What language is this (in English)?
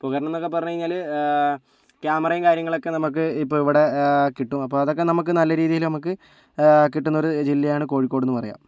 Malayalam